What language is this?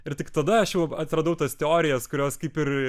Lithuanian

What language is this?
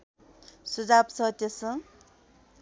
Nepali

